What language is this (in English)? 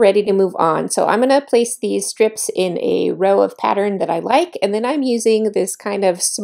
English